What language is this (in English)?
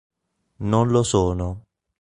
Italian